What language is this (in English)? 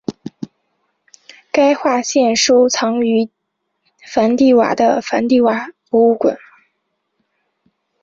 Chinese